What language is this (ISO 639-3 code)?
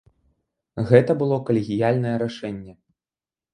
bel